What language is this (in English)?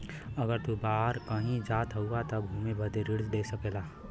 Bhojpuri